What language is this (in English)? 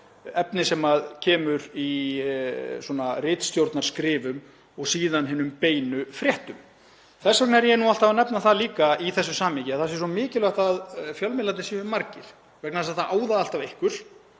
Icelandic